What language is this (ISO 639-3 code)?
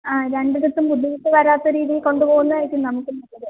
mal